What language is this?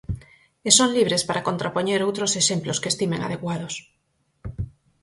Galician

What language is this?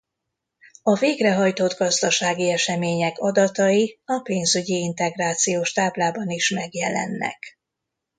Hungarian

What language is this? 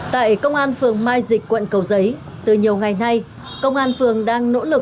Vietnamese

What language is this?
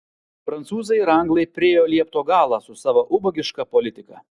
Lithuanian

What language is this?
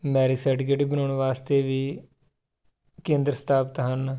Punjabi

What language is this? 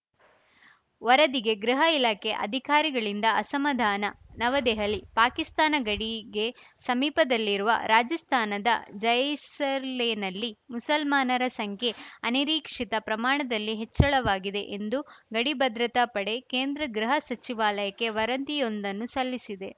Kannada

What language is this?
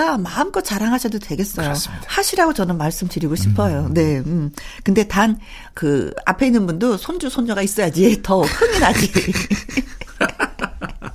Korean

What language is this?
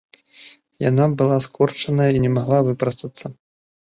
Belarusian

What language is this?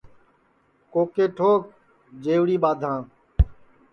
Sansi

